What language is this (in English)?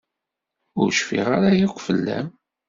Kabyle